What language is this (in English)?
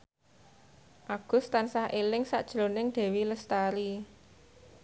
Javanese